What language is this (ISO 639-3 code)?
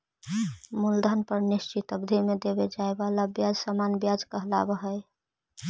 mag